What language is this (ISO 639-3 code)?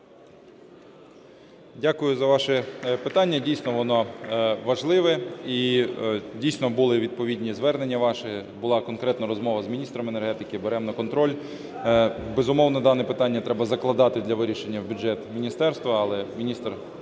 ukr